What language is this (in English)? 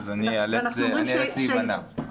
Hebrew